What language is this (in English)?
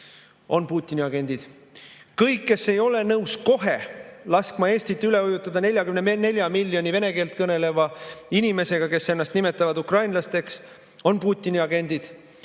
Estonian